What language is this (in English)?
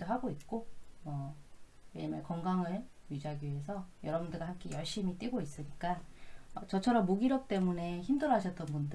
Korean